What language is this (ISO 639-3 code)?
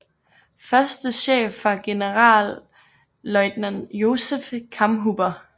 dan